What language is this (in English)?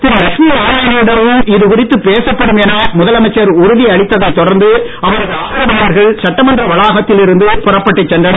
Tamil